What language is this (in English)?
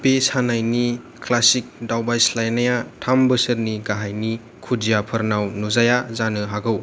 Bodo